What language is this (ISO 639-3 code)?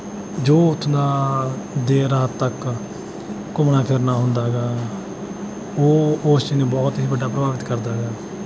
pan